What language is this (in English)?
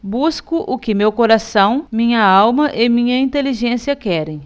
Portuguese